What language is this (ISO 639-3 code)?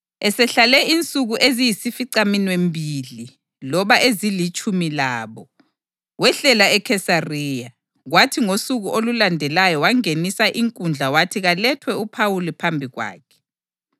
nde